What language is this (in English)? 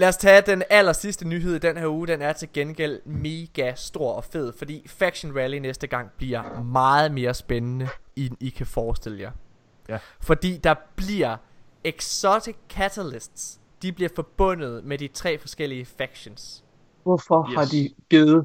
Danish